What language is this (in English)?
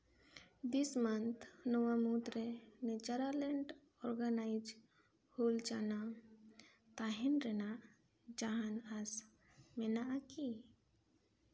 Santali